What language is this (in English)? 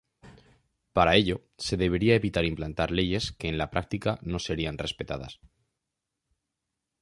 Spanish